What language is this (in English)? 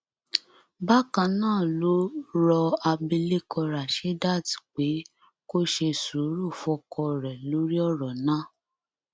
Yoruba